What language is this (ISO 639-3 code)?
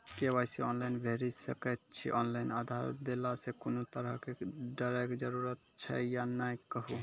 mai